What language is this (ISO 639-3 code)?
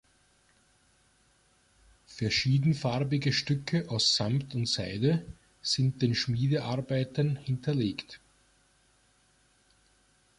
deu